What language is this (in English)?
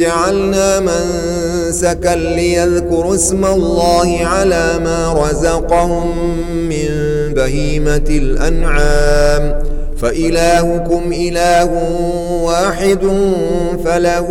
Arabic